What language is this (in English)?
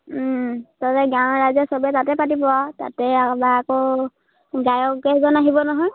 Assamese